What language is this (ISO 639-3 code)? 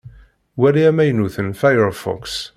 kab